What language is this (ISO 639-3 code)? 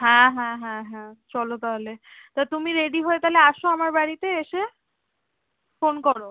ben